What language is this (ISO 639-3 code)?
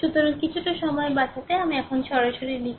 ben